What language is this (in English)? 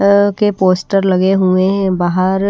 Hindi